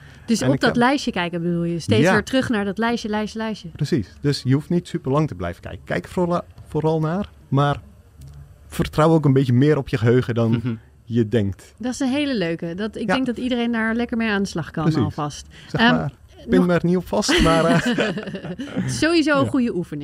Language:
Dutch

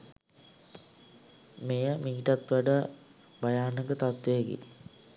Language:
Sinhala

